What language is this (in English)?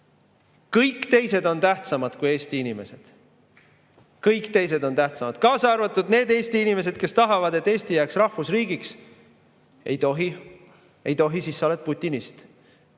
Estonian